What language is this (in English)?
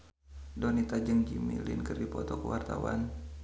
Sundanese